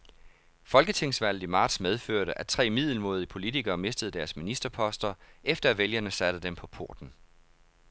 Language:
Danish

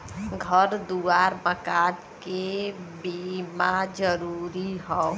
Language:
Bhojpuri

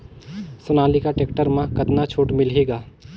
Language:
Chhattisgarhi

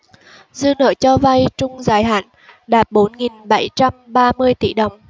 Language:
Vietnamese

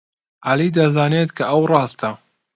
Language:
Central Kurdish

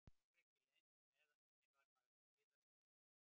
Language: Icelandic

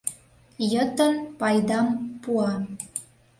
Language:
Mari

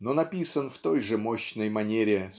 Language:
Russian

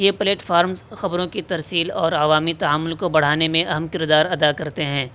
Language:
Urdu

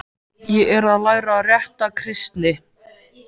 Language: Icelandic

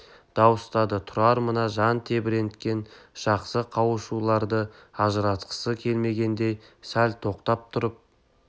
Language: Kazakh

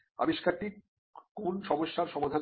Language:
Bangla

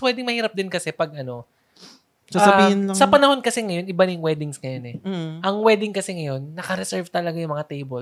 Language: Filipino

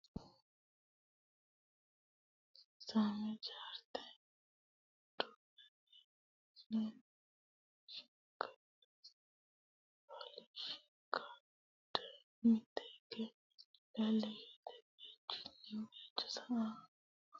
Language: Sidamo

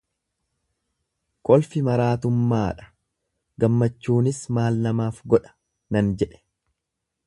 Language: Oromo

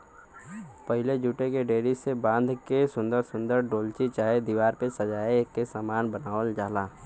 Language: Bhojpuri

